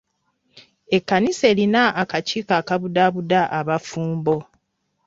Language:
Ganda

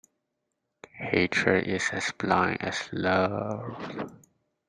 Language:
English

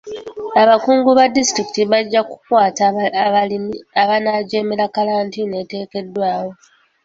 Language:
Ganda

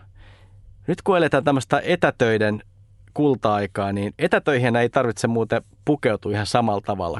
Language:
Finnish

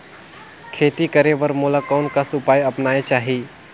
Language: Chhattisgarhi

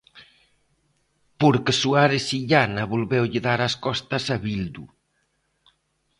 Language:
Galician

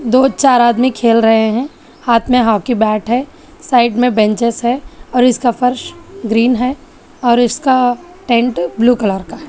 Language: Hindi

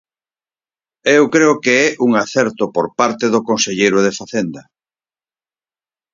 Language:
Galician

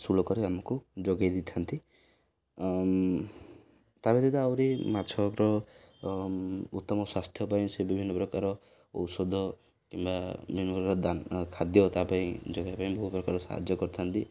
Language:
Odia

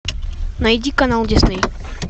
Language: Russian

